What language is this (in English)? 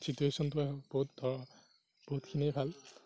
Assamese